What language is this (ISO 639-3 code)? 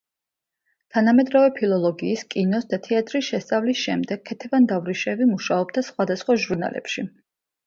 kat